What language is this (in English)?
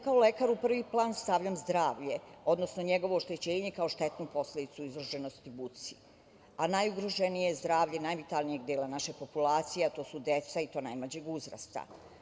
Serbian